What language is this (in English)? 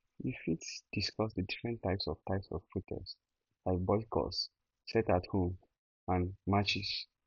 Nigerian Pidgin